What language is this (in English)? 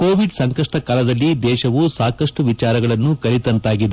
Kannada